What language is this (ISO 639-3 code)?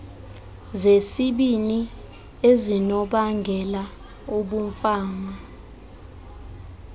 xho